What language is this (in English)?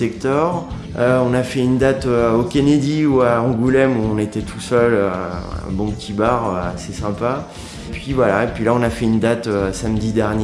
French